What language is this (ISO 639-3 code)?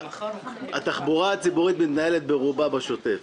heb